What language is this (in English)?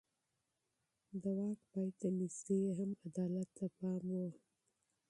Pashto